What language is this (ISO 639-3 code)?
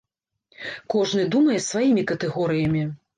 bel